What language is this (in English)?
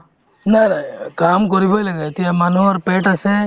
Assamese